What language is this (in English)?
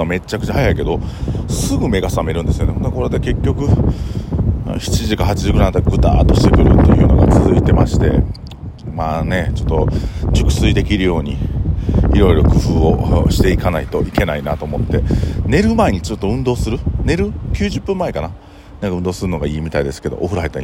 Japanese